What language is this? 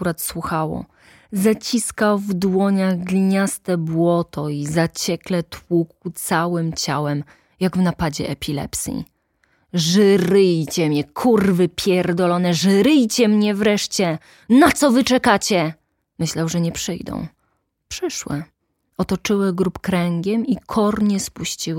Polish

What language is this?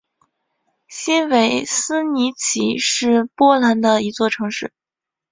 Chinese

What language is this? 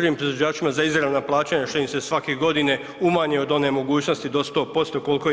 Croatian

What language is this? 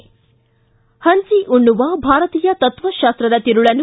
Kannada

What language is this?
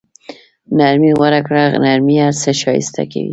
Pashto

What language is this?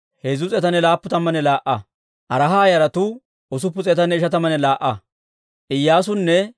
Dawro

